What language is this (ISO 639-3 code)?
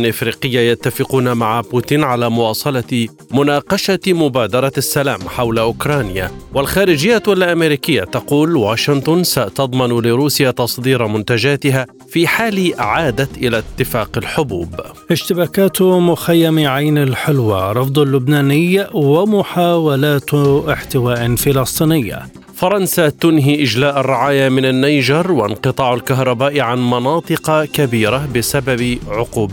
ara